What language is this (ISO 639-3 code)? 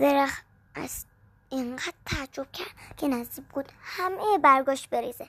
fas